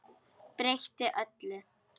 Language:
Icelandic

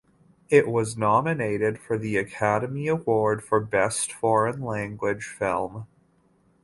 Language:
English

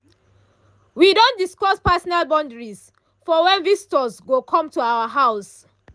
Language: Nigerian Pidgin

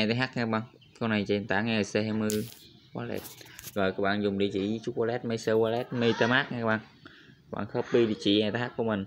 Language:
Vietnamese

